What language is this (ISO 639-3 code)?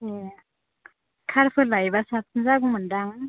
brx